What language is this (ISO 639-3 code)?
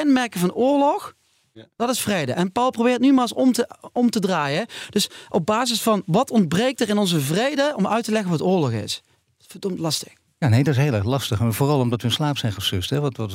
nld